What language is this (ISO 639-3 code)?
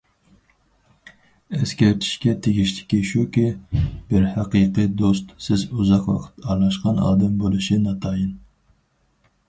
uig